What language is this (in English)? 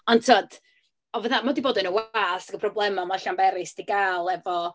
Welsh